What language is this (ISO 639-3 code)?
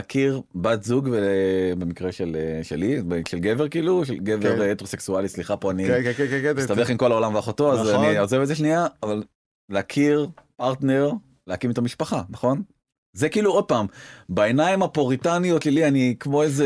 heb